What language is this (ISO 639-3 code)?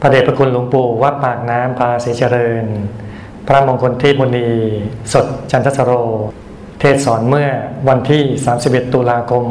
tha